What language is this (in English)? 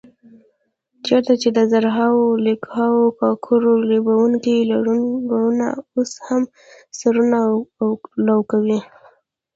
Pashto